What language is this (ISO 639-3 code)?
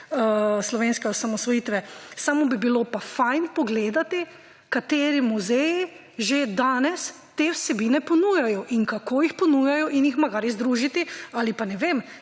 slv